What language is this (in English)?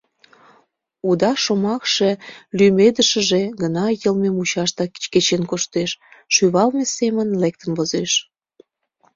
Mari